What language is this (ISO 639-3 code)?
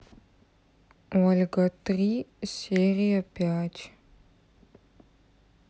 rus